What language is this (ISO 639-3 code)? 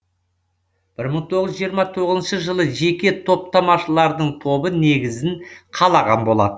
kaz